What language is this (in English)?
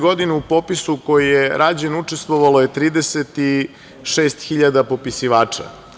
Serbian